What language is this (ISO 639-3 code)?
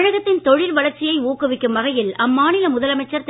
tam